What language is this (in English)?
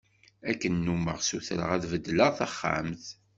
Kabyle